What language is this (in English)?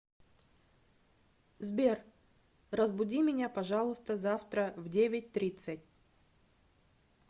Russian